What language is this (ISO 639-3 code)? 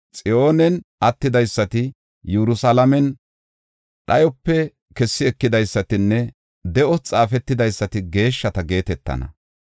gof